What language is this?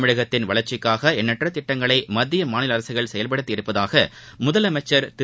Tamil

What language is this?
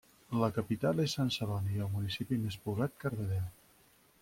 Catalan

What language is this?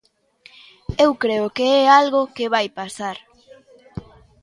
Galician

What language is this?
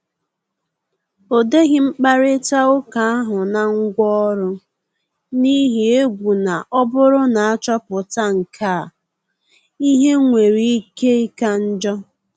Igbo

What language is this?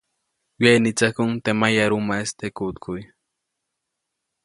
Copainalá Zoque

